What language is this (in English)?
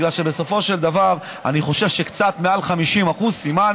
Hebrew